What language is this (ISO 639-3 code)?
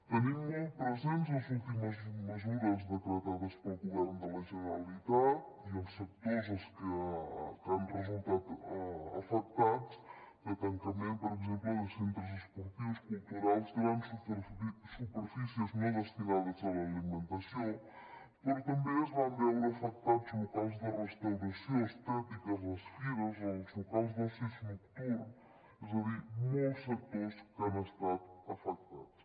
cat